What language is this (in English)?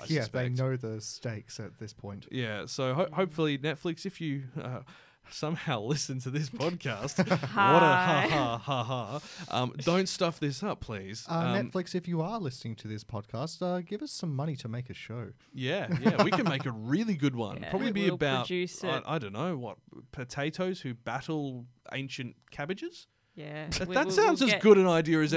English